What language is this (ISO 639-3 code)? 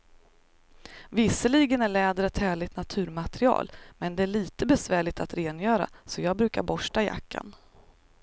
swe